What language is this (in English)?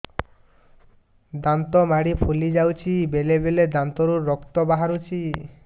Odia